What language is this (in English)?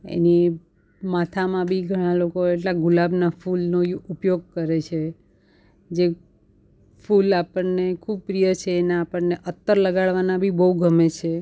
Gujarati